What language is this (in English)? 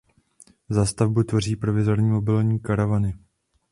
Czech